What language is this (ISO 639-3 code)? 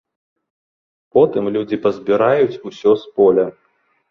bel